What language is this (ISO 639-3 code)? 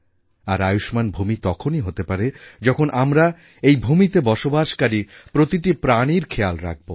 ben